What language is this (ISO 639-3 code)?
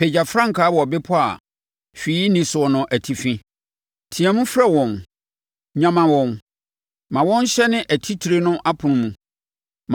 aka